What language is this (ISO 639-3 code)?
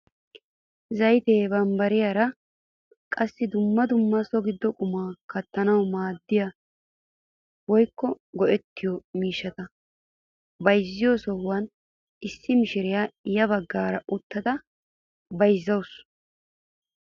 wal